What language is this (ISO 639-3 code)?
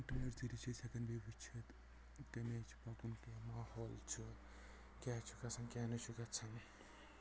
kas